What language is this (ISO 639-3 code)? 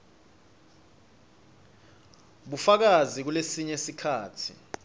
ssw